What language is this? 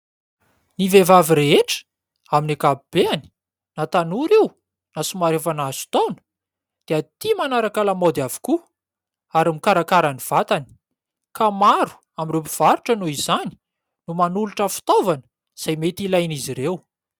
Malagasy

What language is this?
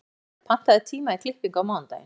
Icelandic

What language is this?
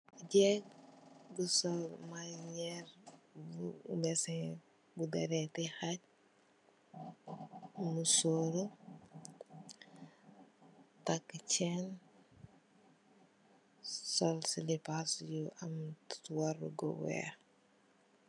Wolof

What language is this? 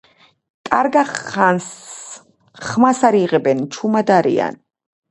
Georgian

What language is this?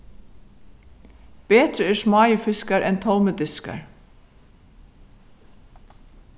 Faroese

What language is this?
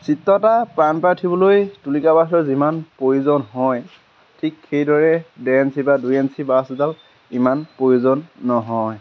Assamese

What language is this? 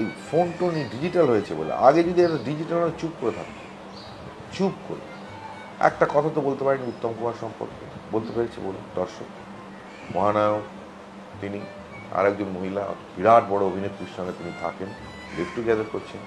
Bangla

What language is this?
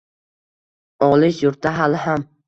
Uzbek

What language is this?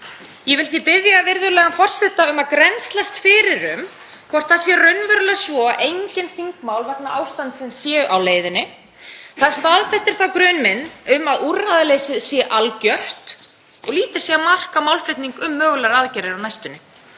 Icelandic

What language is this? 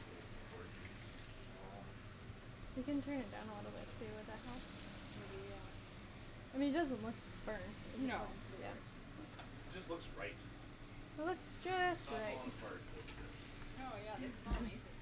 English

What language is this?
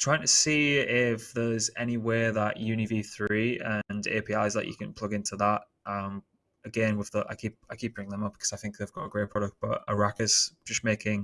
English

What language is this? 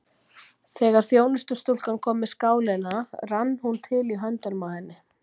Icelandic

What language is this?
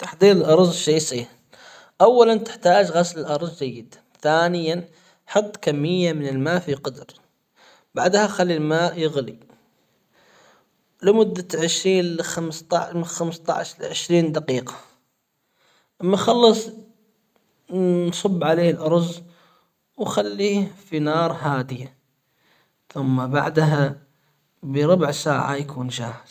Hijazi Arabic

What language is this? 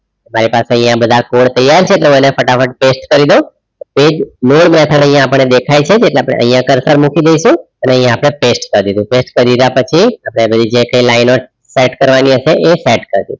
Gujarati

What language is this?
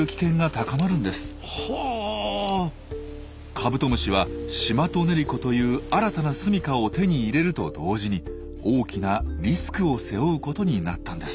Japanese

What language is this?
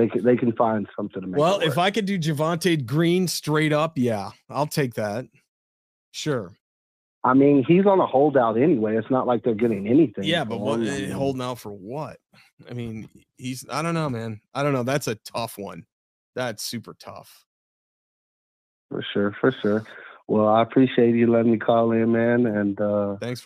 English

